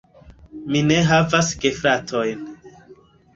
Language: Esperanto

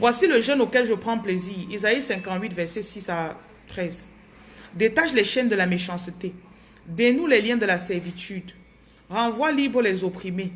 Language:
French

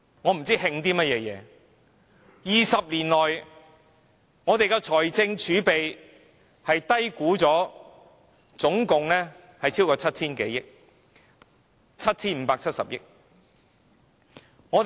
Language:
Cantonese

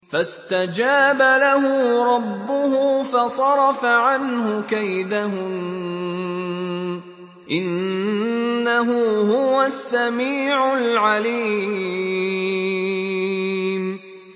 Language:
Arabic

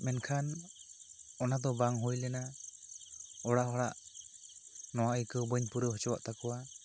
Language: Santali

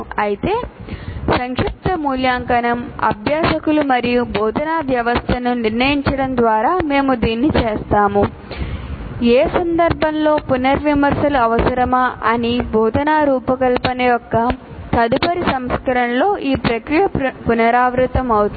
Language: Telugu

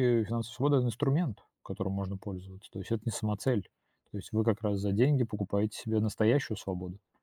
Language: Russian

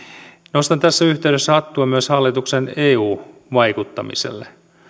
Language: Finnish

